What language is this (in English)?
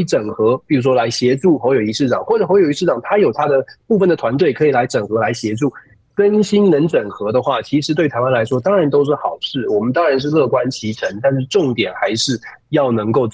Chinese